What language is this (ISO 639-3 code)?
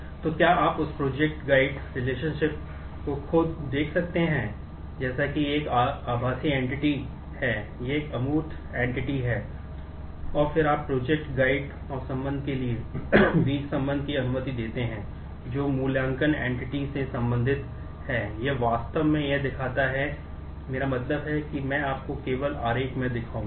hin